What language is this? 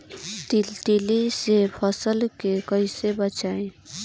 Bhojpuri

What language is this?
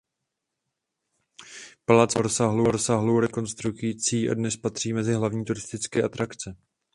Czech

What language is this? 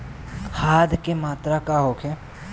Bhojpuri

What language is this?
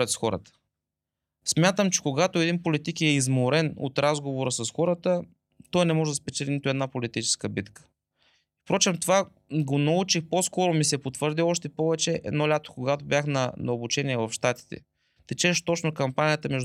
Bulgarian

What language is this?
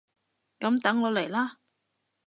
Cantonese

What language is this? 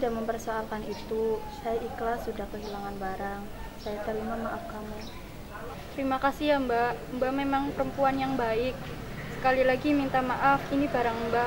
Indonesian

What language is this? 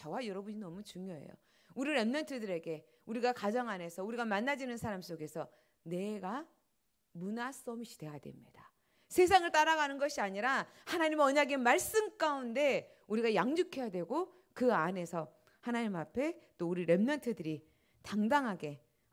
Korean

